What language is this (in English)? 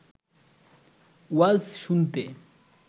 Bangla